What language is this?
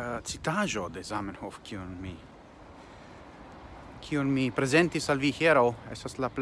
Italian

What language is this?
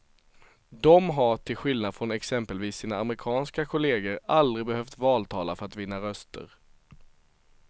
Swedish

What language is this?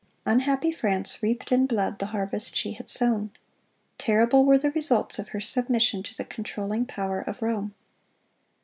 English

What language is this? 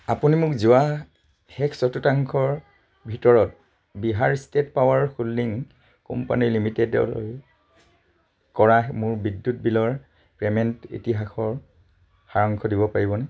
Assamese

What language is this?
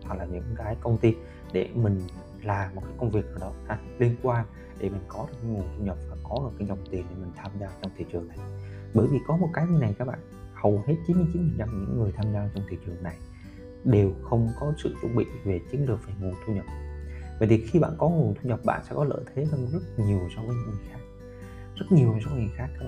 Vietnamese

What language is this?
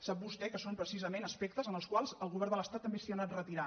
Catalan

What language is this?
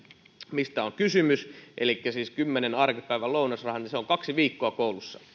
Finnish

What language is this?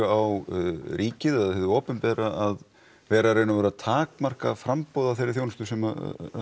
Icelandic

